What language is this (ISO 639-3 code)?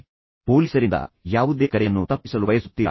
kan